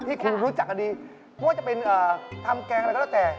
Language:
Thai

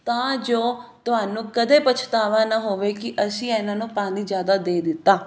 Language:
Punjabi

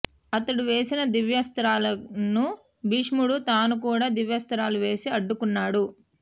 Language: Telugu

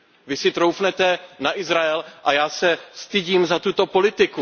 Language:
Czech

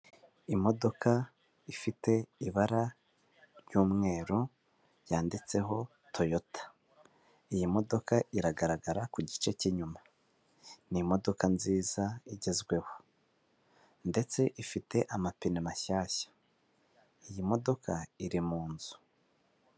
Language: Kinyarwanda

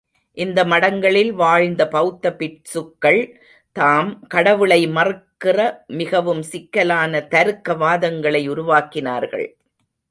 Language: Tamil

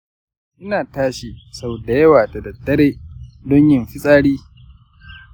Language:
Hausa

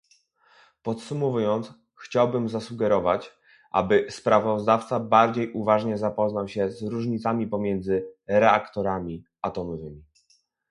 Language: Polish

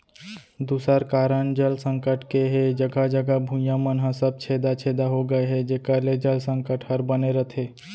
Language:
Chhattisgarhi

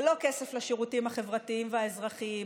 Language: Hebrew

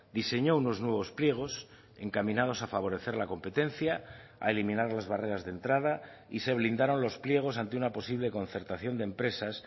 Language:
Spanish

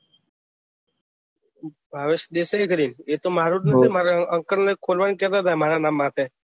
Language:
Gujarati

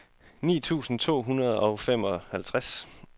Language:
Danish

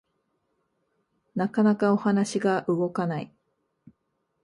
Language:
Japanese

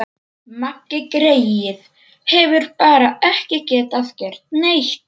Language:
Icelandic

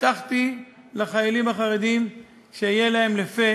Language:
Hebrew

